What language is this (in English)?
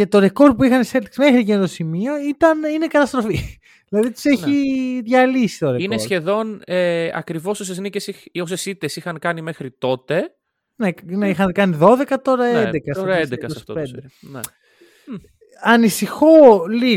Greek